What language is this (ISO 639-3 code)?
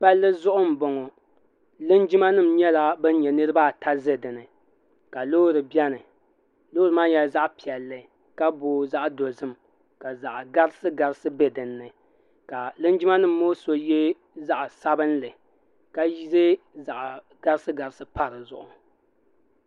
dag